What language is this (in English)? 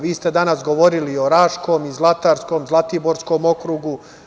Serbian